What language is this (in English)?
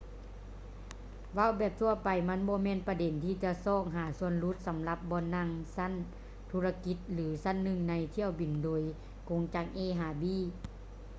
Lao